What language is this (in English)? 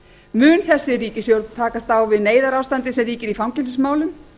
Icelandic